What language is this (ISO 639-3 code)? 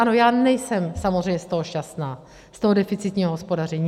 ces